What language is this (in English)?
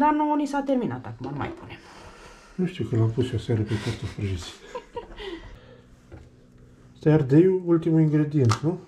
Romanian